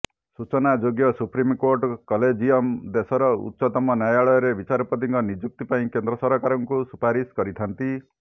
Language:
Odia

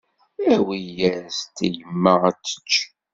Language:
Kabyle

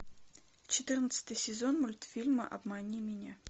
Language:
Russian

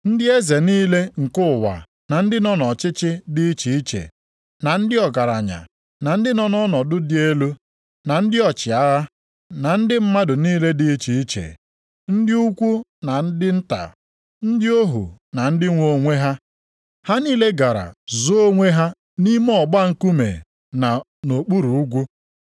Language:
Igbo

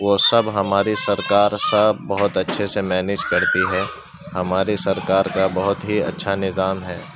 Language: Urdu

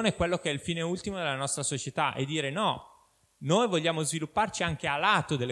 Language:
Italian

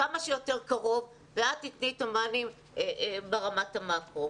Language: Hebrew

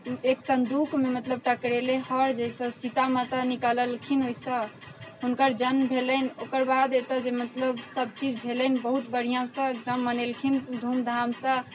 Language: Maithili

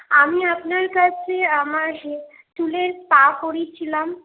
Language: Bangla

